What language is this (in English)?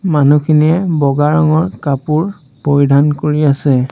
Assamese